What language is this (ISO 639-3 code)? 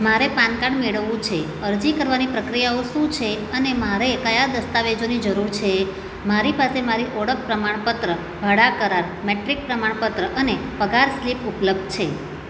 guj